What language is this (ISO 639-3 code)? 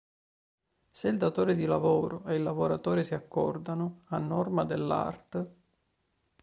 ita